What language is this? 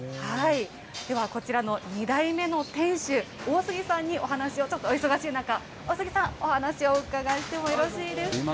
Japanese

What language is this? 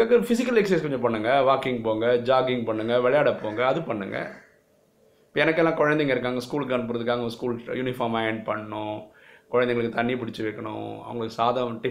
Tamil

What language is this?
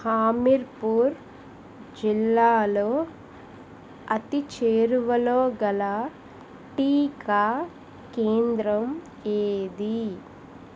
Telugu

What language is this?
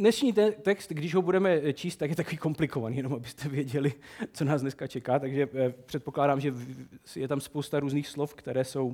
Czech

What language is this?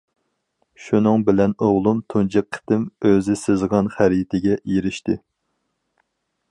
Uyghur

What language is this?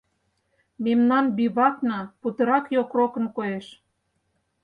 Mari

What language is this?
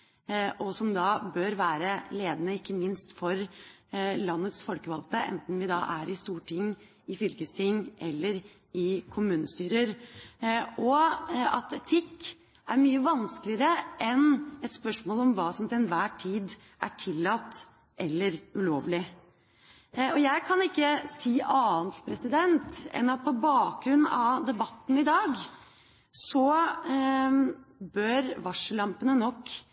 Norwegian Bokmål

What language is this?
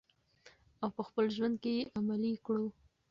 Pashto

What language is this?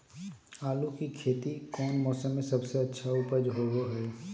Magahi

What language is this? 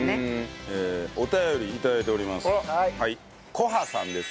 Japanese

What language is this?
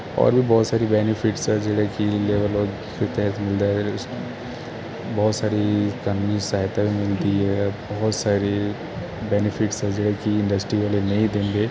Punjabi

